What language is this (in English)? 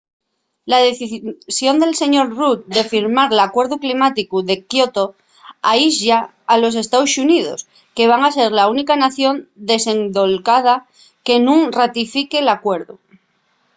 Asturian